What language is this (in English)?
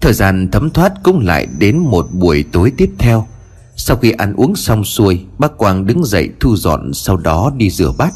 Vietnamese